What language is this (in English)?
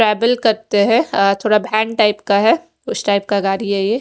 Hindi